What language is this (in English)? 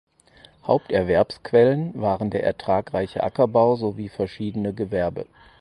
German